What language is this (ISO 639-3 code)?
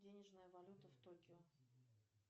rus